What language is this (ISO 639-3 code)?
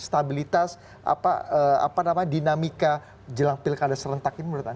ind